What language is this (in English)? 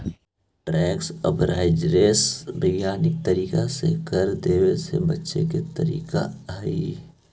Magahi